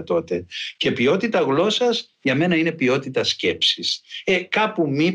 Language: Greek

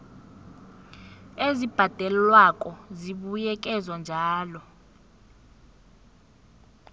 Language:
South Ndebele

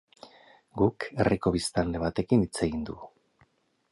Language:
Basque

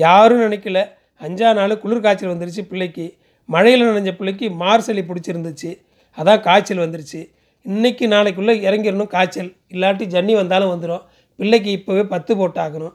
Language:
Tamil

